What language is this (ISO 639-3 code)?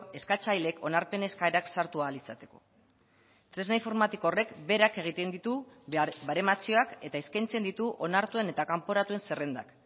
eus